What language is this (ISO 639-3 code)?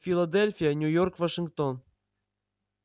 rus